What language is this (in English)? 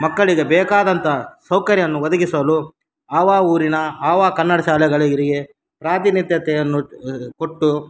Kannada